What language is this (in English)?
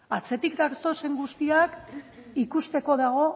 Basque